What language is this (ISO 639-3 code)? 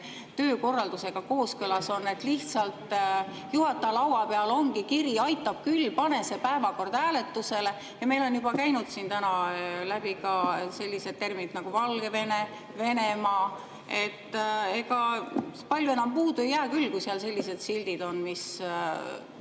est